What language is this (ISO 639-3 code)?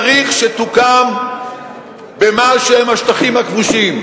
heb